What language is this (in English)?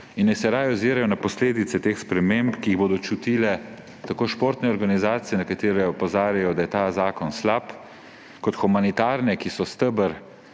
Slovenian